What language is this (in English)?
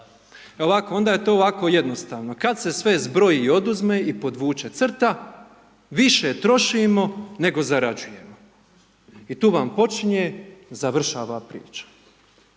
Croatian